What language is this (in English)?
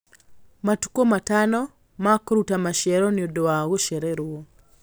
Kikuyu